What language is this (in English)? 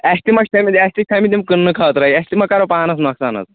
Kashmiri